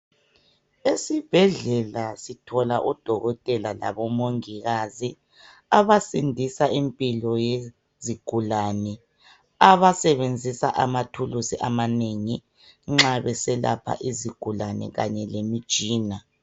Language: North Ndebele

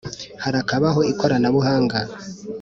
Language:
Kinyarwanda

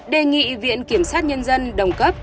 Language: Vietnamese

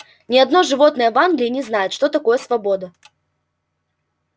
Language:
Russian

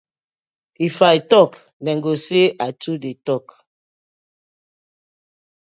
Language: Nigerian Pidgin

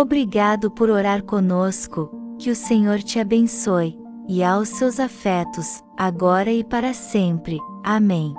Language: Portuguese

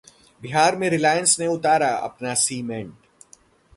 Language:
Hindi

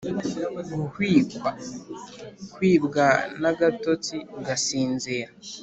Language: Kinyarwanda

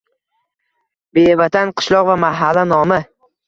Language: Uzbek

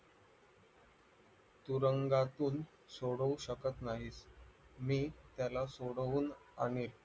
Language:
Marathi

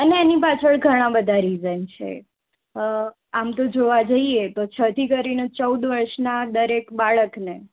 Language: Gujarati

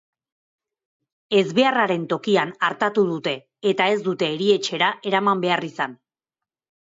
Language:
Basque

